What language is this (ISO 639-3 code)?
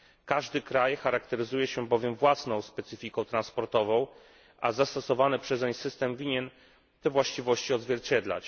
pol